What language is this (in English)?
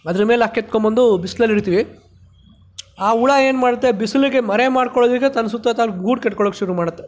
Kannada